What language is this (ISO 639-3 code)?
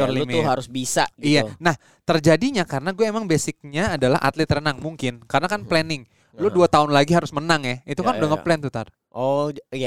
ind